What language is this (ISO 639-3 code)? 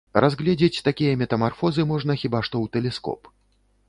bel